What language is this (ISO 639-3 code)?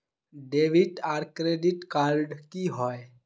mag